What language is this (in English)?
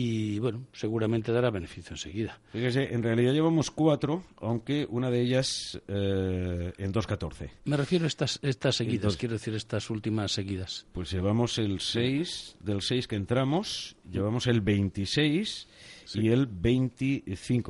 Spanish